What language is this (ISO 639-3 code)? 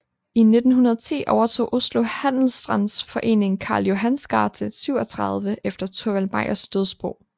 dan